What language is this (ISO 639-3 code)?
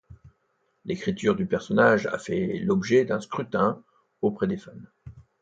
fra